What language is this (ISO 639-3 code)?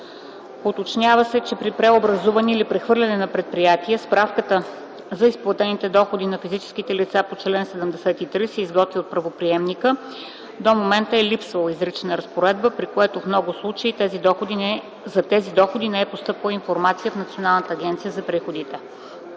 bul